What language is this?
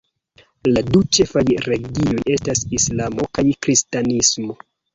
Esperanto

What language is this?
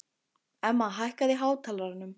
Icelandic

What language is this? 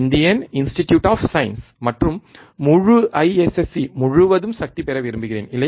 Tamil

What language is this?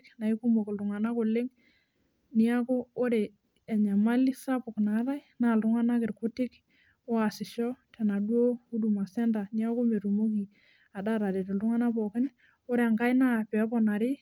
Masai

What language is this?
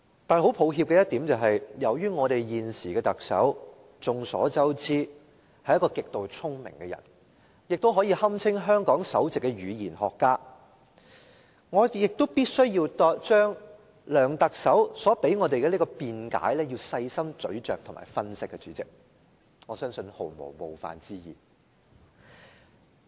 Cantonese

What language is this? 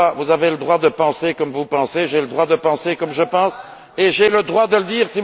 French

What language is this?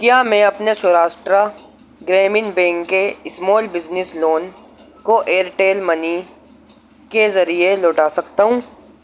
Urdu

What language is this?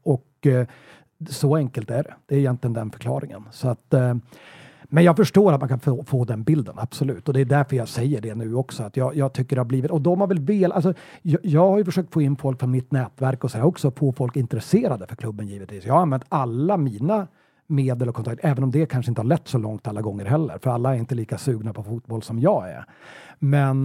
Swedish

